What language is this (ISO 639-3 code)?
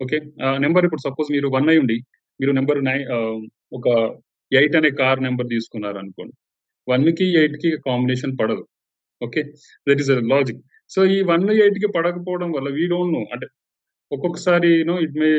tel